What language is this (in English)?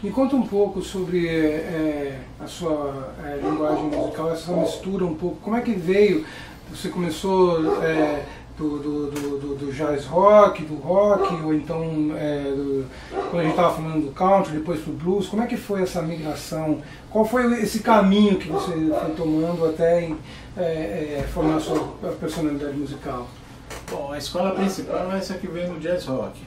Portuguese